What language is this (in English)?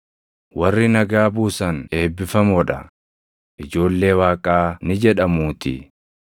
Oromo